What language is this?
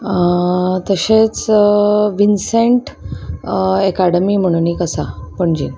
Konkani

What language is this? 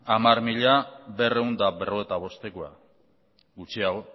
Basque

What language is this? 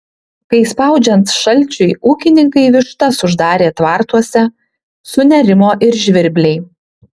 Lithuanian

